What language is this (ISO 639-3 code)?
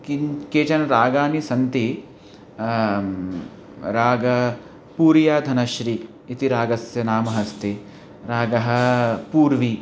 san